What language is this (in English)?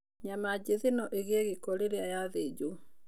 Kikuyu